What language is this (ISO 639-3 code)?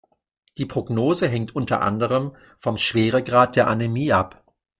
deu